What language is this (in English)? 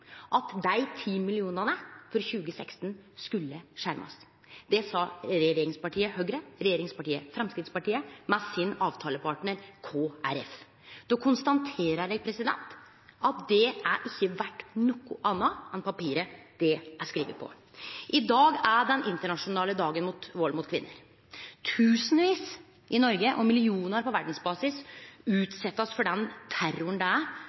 Norwegian Nynorsk